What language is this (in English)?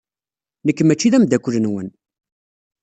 Kabyle